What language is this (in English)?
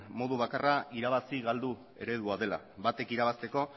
Basque